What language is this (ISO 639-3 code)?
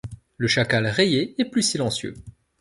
fra